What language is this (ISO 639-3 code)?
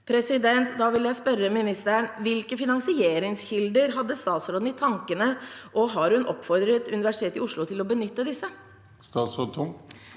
nor